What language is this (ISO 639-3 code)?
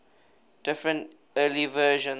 eng